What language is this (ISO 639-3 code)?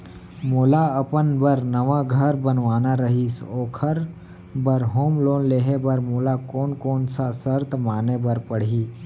hne